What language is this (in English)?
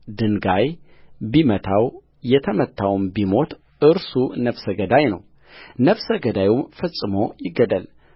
Amharic